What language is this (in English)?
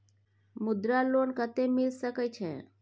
Maithili